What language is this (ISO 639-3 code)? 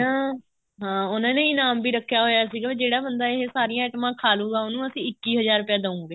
pan